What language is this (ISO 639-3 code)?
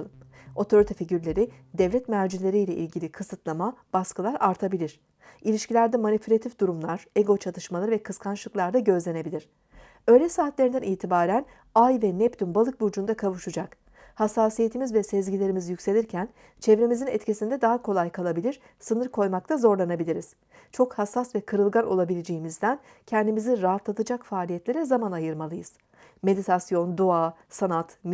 tur